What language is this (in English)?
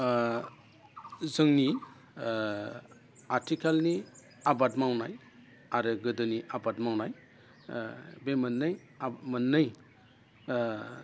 Bodo